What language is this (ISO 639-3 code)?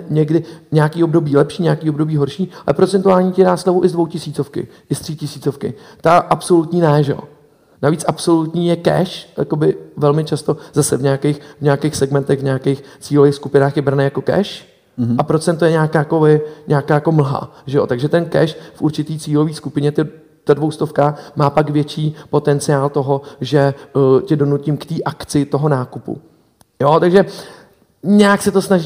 ces